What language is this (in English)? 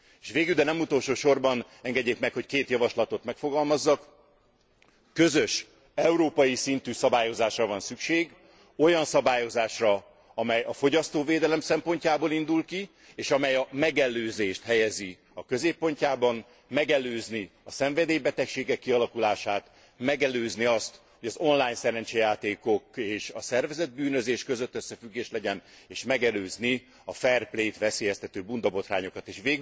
Hungarian